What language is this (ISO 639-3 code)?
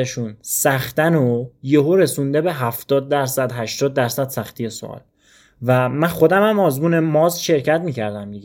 fas